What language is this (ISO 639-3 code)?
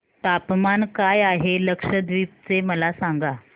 mar